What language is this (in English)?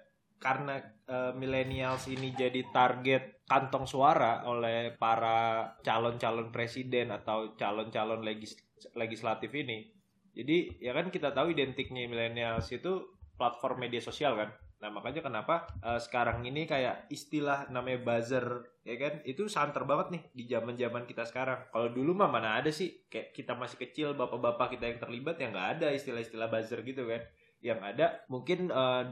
Indonesian